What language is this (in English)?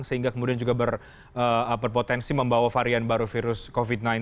Indonesian